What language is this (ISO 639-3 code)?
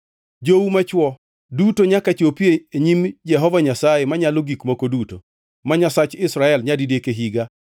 luo